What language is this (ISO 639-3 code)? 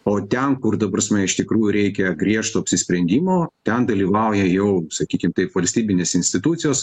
lit